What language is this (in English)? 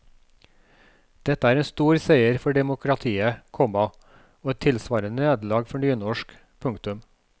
Norwegian